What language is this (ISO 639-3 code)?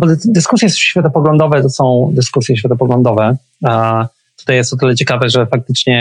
pol